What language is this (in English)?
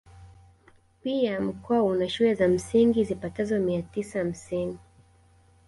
Swahili